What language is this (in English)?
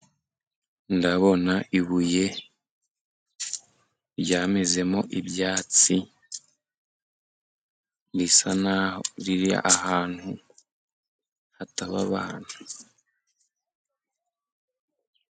Kinyarwanda